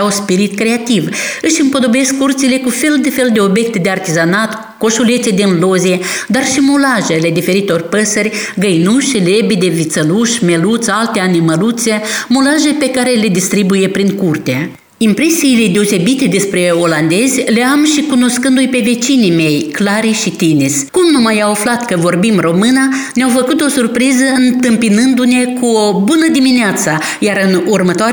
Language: Romanian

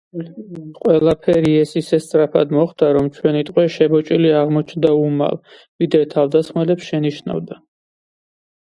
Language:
Georgian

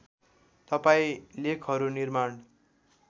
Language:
Nepali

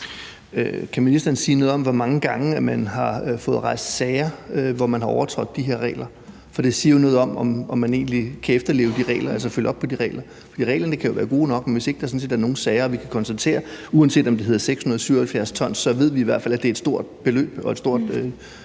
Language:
Danish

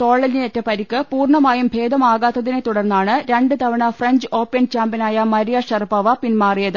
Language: Malayalam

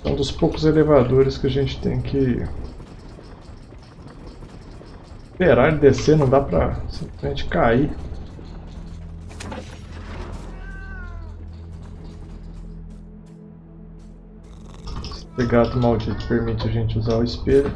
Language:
Portuguese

